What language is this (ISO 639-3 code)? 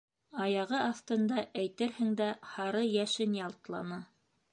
bak